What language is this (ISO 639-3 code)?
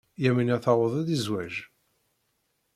kab